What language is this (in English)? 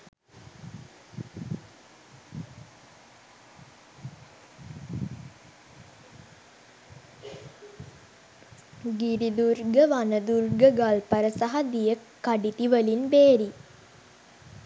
Sinhala